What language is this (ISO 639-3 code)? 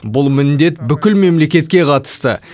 kaz